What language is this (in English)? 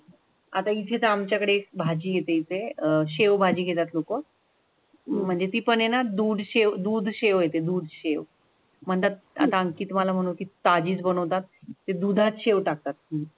Marathi